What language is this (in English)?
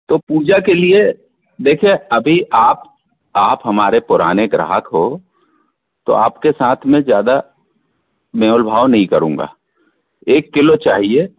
Hindi